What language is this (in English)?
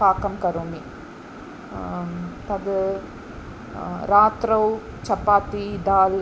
Sanskrit